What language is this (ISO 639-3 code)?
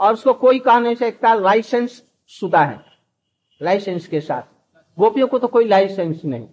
hin